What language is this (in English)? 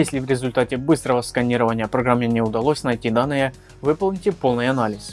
Russian